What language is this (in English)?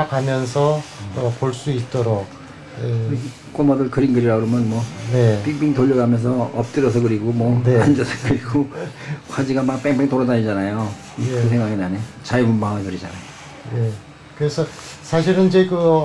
Korean